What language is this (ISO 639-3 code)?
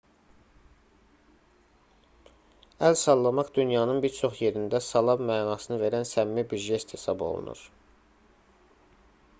aze